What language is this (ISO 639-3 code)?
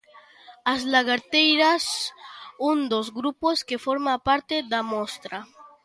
glg